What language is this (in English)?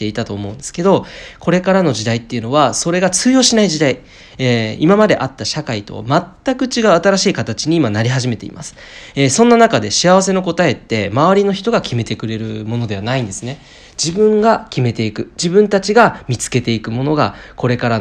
Japanese